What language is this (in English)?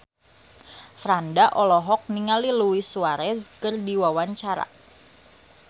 Sundanese